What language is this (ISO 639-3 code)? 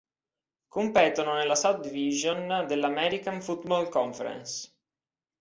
ita